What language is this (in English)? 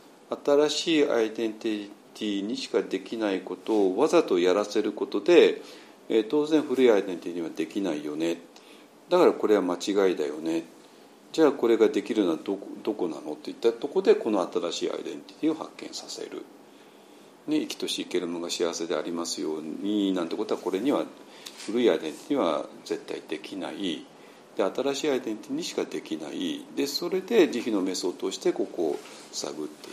Japanese